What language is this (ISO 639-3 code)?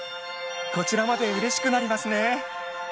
jpn